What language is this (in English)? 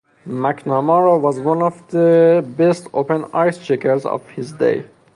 English